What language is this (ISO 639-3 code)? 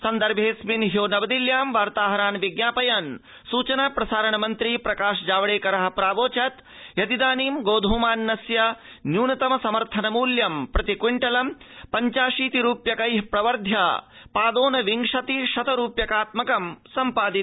san